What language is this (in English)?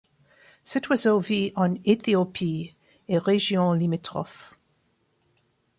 French